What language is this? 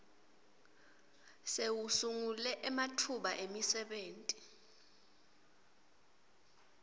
Swati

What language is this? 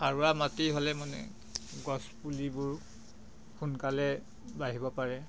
Assamese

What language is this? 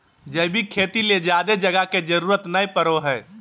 Magahi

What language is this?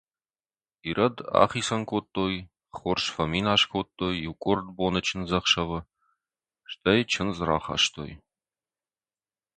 Ossetic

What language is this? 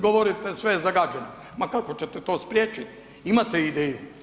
Croatian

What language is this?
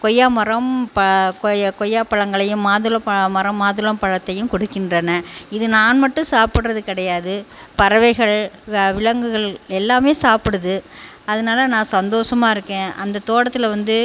Tamil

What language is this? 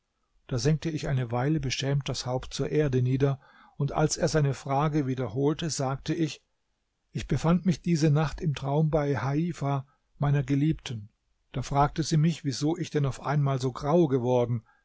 German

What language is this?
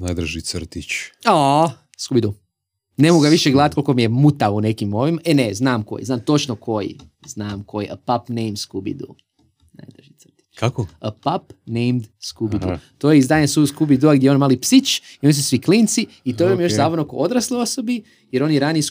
Croatian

